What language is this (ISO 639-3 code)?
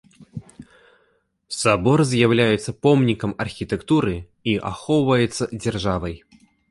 bel